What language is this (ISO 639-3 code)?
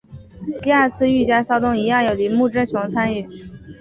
zho